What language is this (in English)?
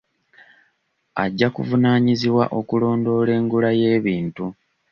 Ganda